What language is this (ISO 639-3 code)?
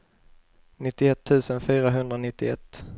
swe